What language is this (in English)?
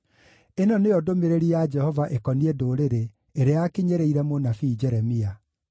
Kikuyu